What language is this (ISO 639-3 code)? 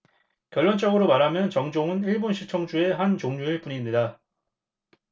kor